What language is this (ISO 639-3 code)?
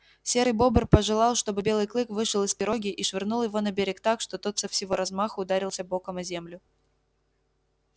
rus